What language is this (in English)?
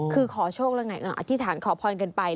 Thai